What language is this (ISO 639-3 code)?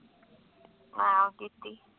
pan